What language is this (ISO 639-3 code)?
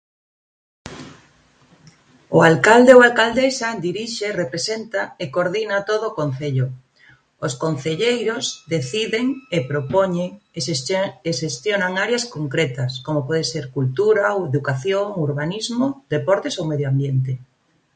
glg